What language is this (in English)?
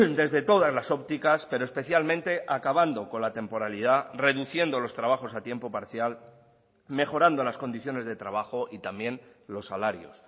Spanish